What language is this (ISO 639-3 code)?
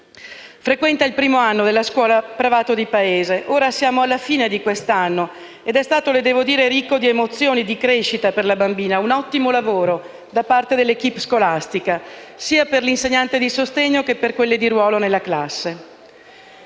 ita